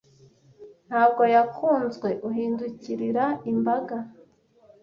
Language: Kinyarwanda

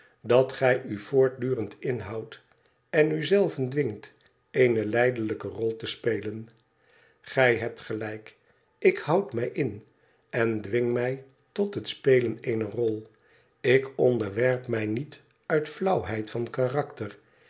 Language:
Dutch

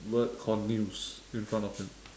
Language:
English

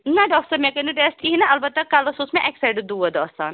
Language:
Kashmiri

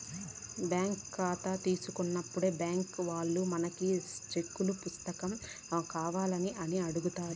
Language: Telugu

